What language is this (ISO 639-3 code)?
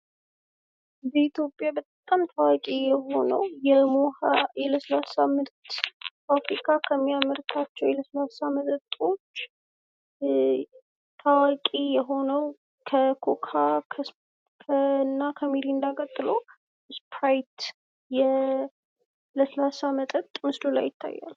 amh